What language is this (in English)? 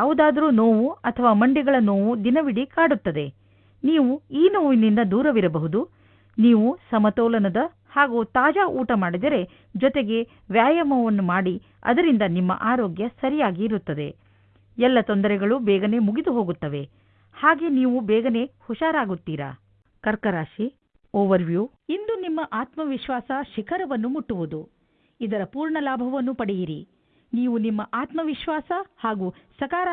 Kannada